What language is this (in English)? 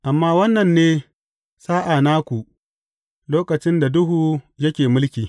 Hausa